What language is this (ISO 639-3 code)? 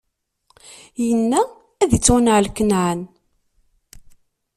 kab